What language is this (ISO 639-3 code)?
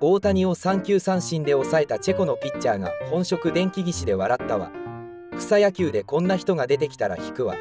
jpn